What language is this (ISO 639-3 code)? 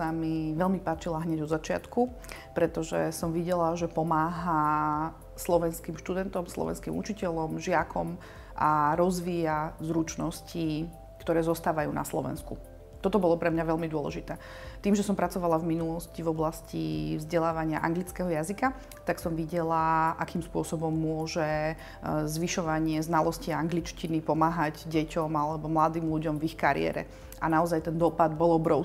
slk